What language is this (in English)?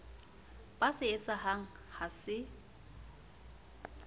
Southern Sotho